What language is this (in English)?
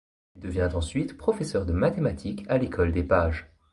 French